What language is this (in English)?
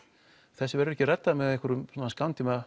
Icelandic